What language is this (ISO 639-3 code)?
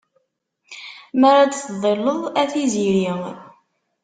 kab